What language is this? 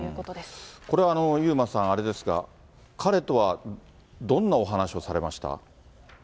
Japanese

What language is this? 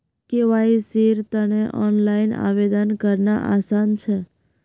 Magahi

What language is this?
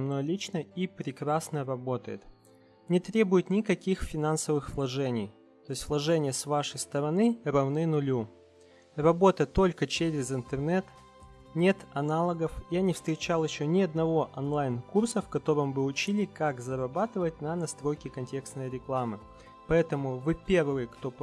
Russian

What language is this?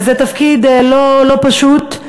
Hebrew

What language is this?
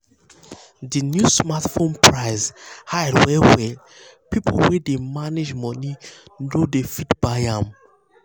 Nigerian Pidgin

